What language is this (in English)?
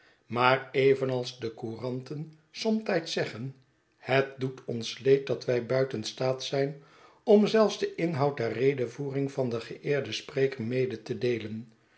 Dutch